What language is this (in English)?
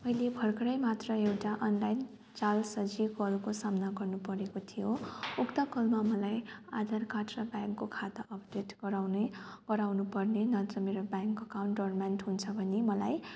Nepali